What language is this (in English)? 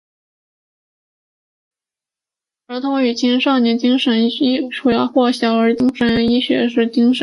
Chinese